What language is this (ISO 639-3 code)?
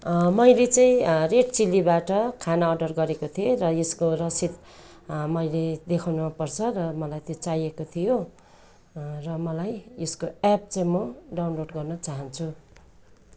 nep